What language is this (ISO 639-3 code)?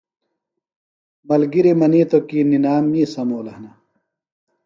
phl